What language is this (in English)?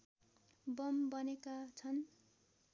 Nepali